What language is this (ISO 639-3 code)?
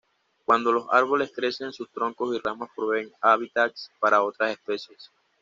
spa